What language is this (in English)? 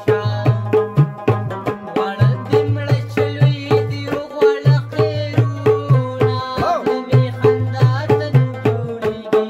Arabic